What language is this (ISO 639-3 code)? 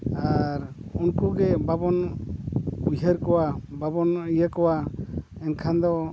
sat